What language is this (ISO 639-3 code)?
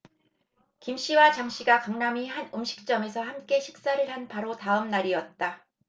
kor